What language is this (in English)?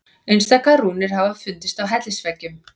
Icelandic